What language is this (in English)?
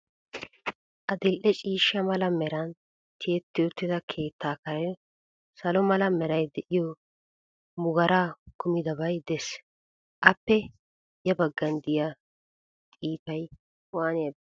Wolaytta